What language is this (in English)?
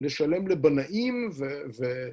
Hebrew